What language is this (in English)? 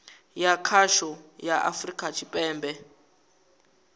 Venda